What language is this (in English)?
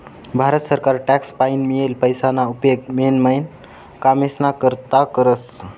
Marathi